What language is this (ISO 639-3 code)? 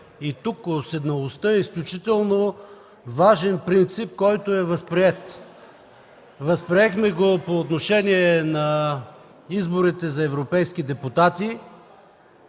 bul